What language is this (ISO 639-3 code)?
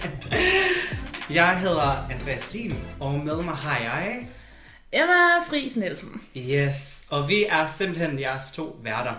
dan